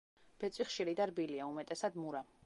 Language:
Georgian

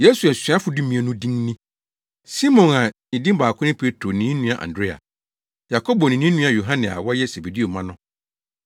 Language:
Akan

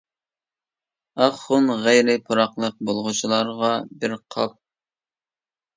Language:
Uyghur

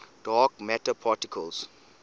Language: English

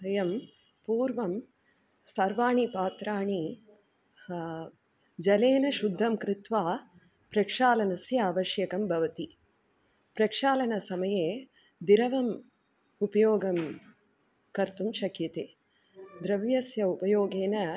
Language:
Sanskrit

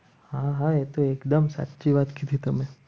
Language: Gujarati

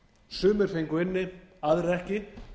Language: Icelandic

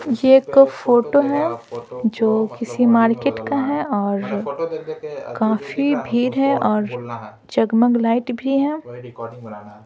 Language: Hindi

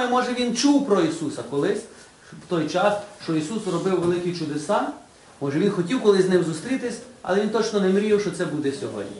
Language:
Ukrainian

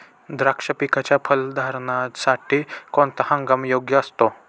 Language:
Marathi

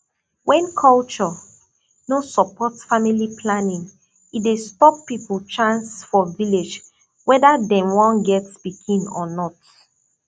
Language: Nigerian Pidgin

